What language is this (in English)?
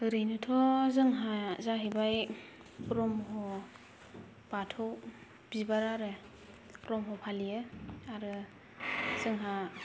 Bodo